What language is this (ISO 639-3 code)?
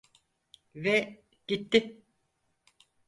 tur